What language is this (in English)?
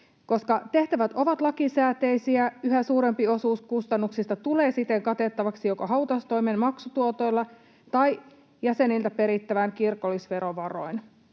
Finnish